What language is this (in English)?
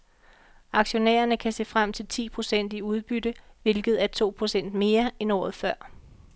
Danish